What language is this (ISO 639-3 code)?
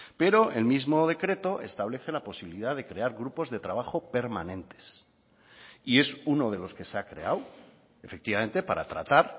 spa